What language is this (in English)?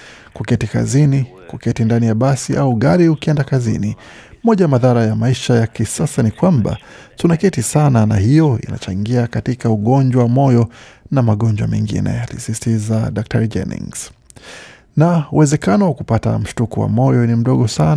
Swahili